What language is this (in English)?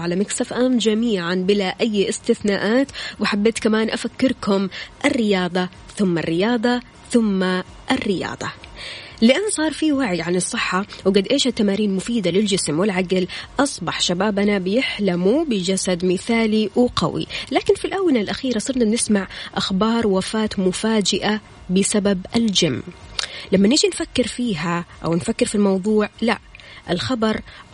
Arabic